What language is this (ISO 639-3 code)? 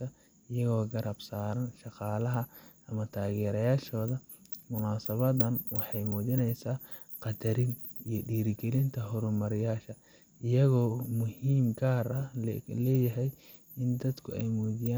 som